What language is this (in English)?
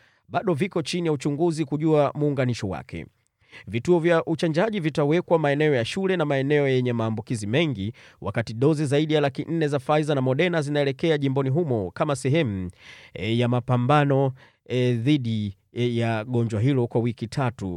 Swahili